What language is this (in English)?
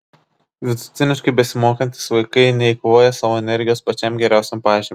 Lithuanian